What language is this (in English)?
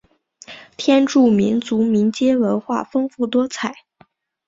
Chinese